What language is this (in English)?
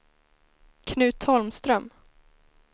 Swedish